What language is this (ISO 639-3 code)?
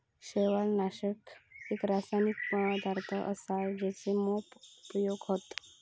mar